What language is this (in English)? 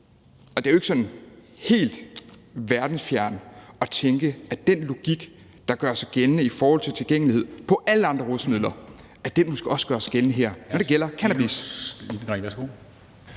Danish